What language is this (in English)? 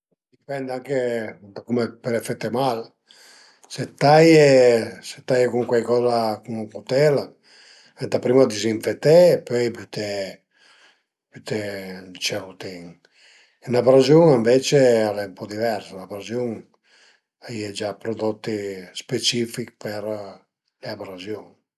Piedmontese